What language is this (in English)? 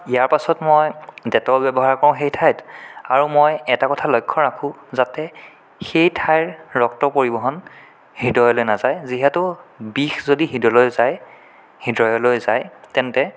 Assamese